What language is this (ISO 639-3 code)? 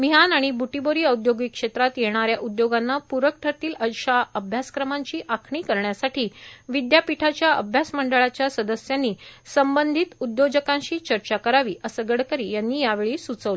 mar